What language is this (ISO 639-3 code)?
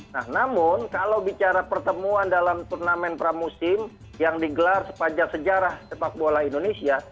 ind